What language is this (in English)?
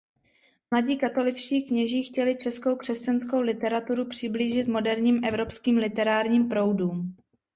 Czech